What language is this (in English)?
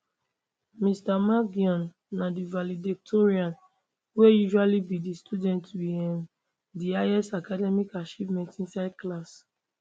Nigerian Pidgin